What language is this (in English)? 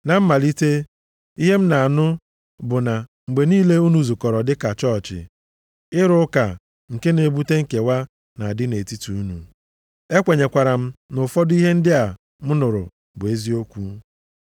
Igbo